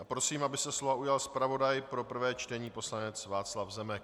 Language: Czech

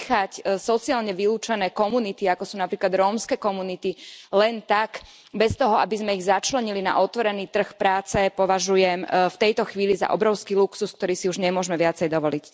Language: Slovak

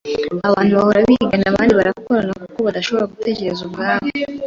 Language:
Kinyarwanda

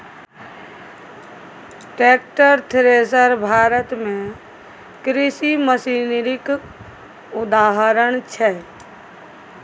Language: Maithili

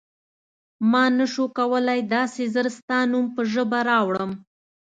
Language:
Pashto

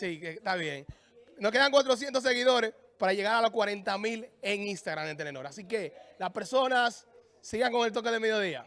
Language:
Spanish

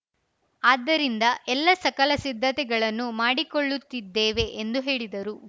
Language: Kannada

